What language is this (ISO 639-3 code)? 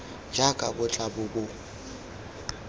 tsn